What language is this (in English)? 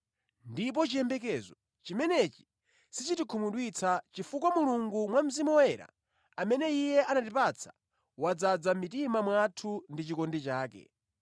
Nyanja